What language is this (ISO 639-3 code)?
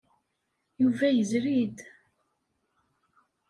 kab